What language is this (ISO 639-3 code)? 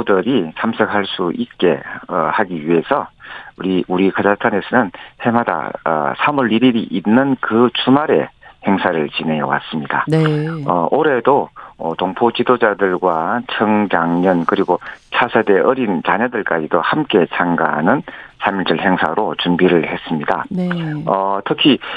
kor